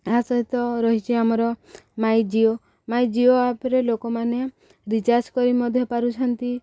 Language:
Odia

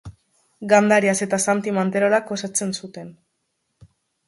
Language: Basque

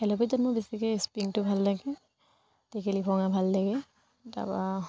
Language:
Assamese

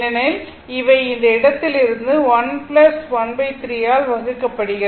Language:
Tamil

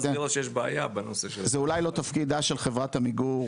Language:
Hebrew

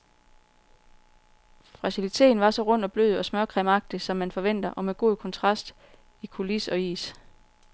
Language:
Danish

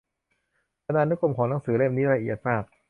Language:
Thai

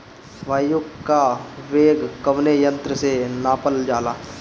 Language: Bhojpuri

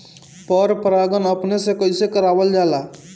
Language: Bhojpuri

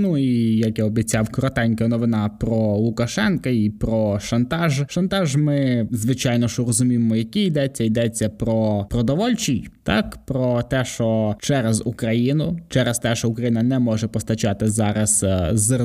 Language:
Ukrainian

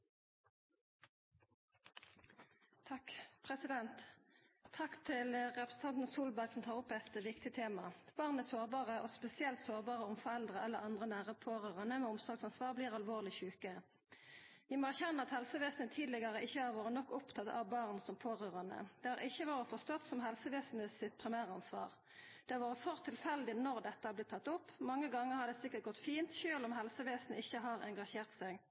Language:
Norwegian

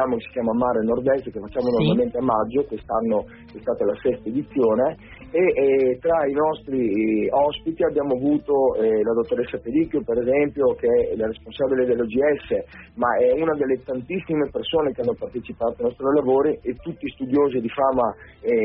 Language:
Italian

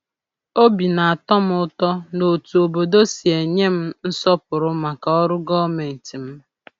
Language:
Igbo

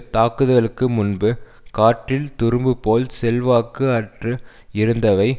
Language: Tamil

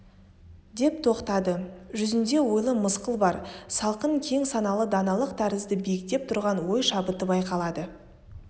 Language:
Kazakh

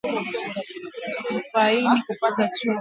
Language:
Swahili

